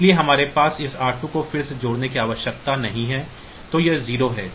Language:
Hindi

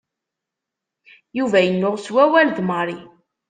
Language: Kabyle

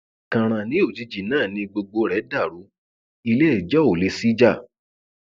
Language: Yoruba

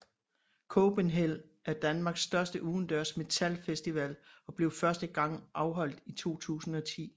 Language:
Danish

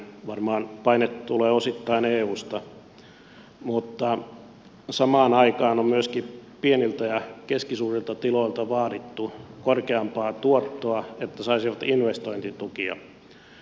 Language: Finnish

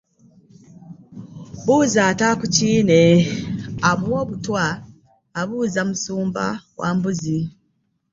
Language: Ganda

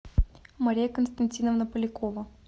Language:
Russian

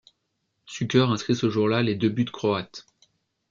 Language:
French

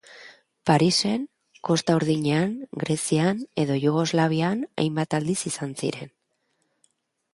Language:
Basque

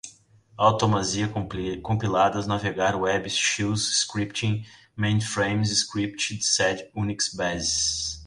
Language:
Portuguese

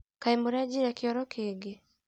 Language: Kikuyu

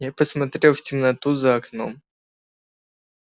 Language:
Russian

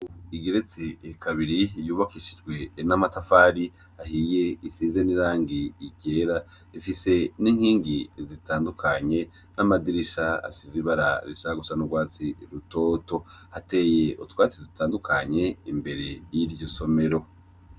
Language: Rundi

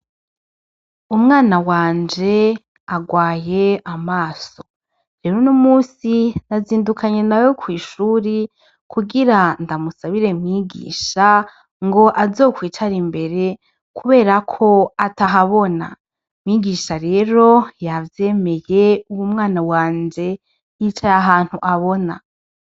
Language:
Rundi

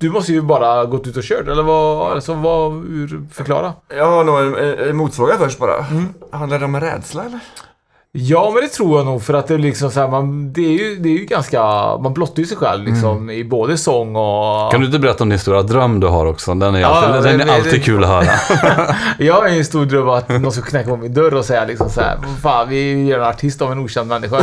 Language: Swedish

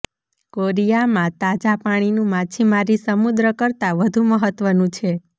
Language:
Gujarati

